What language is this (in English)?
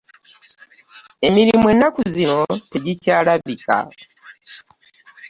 Ganda